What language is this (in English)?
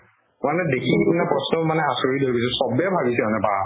Assamese